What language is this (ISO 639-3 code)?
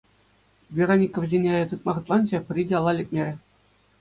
chv